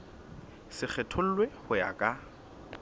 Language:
Southern Sotho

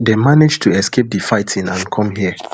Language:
Nigerian Pidgin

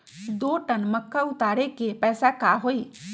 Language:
Magahi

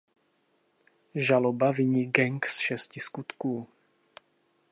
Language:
Czech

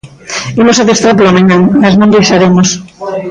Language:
Galician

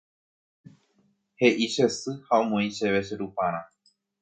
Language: Guarani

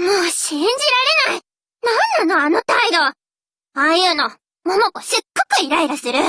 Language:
Japanese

